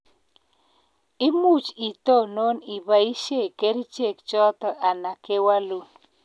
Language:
Kalenjin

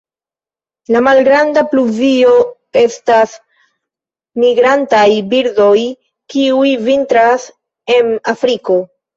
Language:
Esperanto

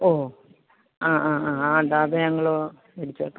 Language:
Malayalam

